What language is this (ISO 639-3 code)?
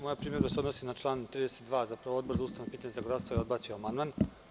srp